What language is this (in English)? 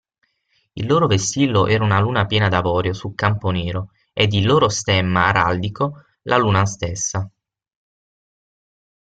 Italian